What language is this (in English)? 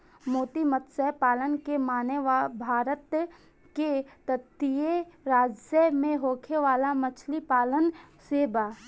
Bhojpuri